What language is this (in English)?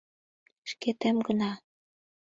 Mari